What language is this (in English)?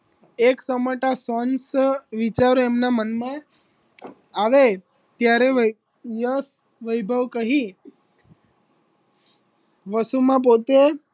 Gujarati